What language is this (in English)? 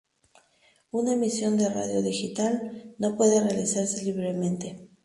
Spanish